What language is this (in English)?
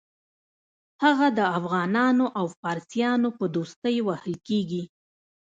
Pashto